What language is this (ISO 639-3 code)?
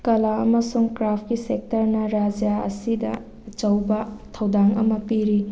mni